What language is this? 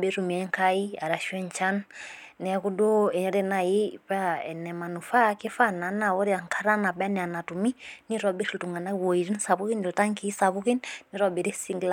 Masai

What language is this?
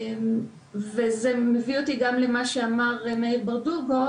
Hebrew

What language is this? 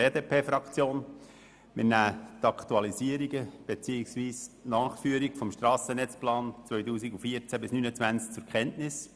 Swiss German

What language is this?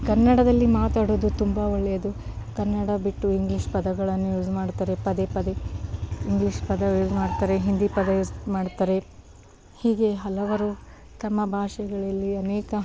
Kannada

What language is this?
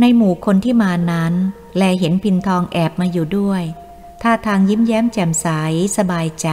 Thai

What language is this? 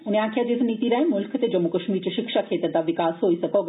Dogri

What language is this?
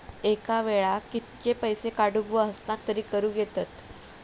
Marathi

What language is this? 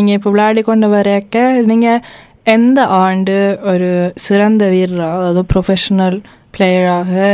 Tamil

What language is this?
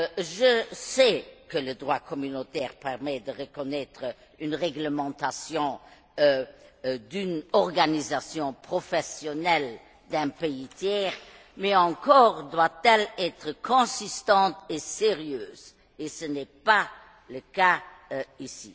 French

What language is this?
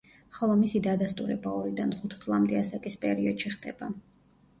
Georgian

